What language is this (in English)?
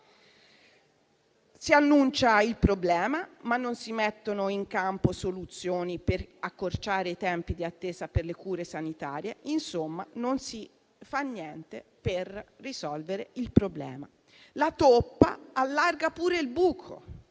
Italian